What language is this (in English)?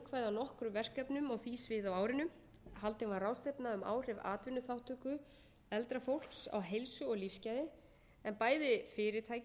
Icelandic